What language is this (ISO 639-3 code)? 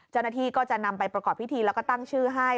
tha